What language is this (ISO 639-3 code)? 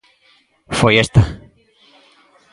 glg